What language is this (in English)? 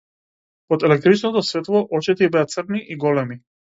Macedonian